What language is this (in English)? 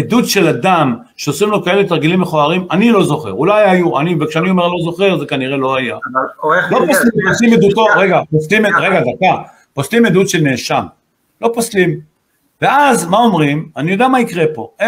Hebrew